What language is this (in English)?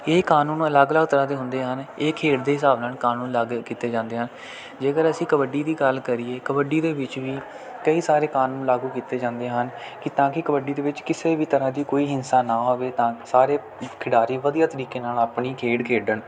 Punjabi